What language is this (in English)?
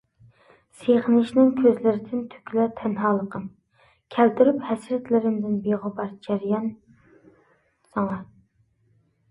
Uyghur